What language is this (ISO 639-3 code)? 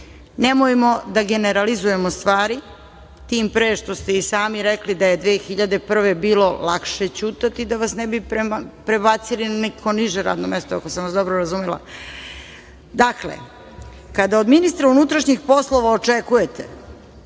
srp